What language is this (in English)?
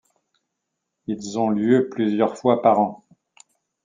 French